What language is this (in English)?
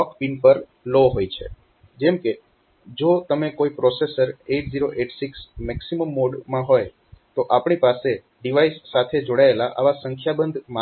Gujarati